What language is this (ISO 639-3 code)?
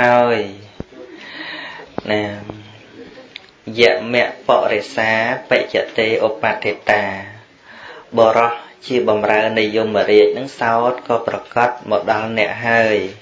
vie